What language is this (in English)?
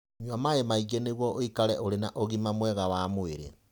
Kikuyu